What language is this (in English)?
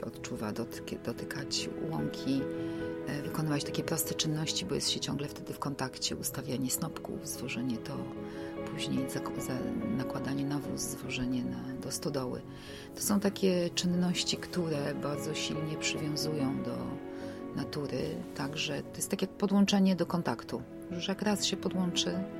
Polish